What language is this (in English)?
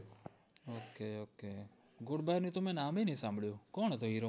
Gujarati